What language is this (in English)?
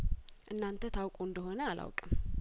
Amharic